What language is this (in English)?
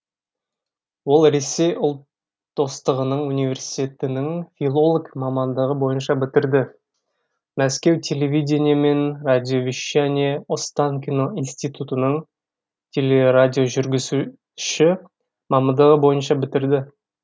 Kazakh